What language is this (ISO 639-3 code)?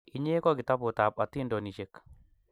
kln